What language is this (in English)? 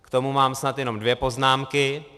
Czech